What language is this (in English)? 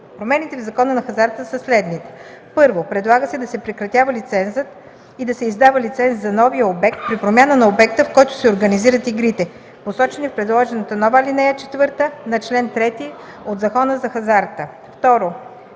Bulgarian